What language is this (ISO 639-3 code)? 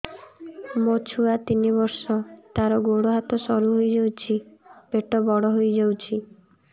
ori